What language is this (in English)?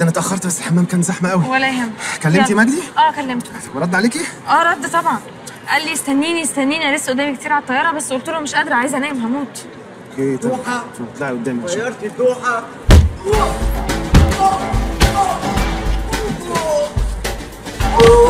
Arabic